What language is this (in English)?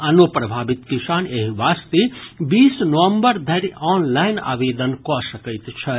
Maithili